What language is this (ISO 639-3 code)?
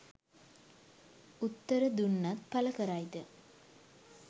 sin